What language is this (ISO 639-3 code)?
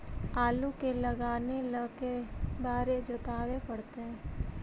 mag